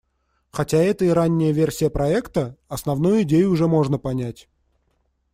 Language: Russian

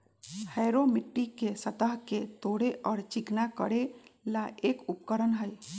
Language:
Magahi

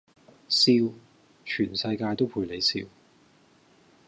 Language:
Cantonese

